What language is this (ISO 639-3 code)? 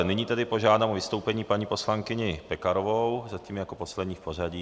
ces